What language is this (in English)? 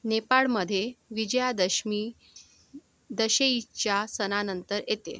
Marathi